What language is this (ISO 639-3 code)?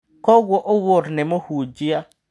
kik